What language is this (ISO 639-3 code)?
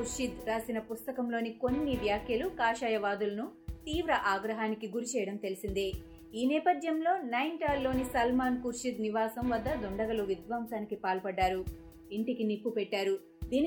tel